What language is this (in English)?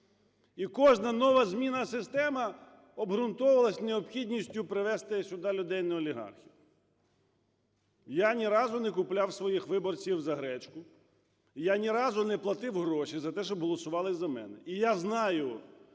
Ukrainian